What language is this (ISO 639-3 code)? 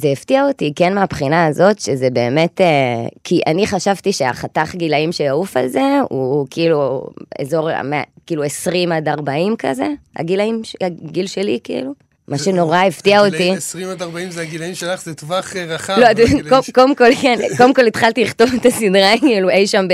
heb